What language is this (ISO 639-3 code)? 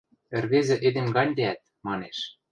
mrj